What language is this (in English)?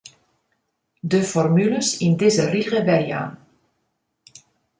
Western Frisian